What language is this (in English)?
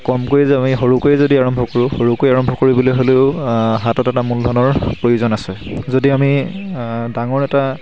Assamese